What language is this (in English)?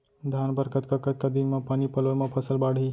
Chhattisgarhi